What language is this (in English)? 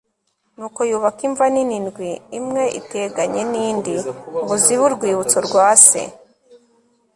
Kinyarwanda